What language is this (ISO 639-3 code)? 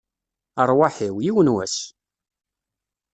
kab